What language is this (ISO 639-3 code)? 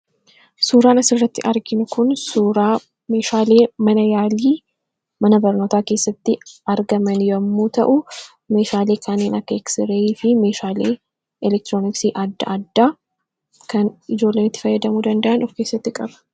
orm